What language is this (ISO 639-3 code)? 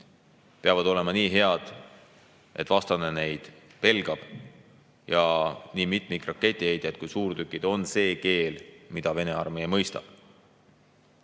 est